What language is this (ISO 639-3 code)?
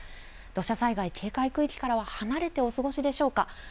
jpn